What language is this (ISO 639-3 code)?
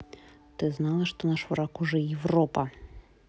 rus